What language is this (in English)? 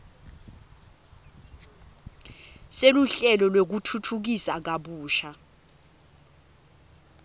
Swati